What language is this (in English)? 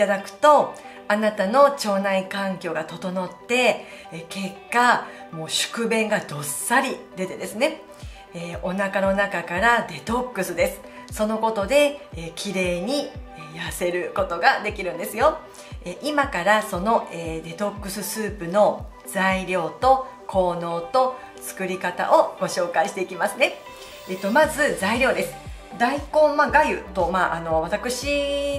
Japanese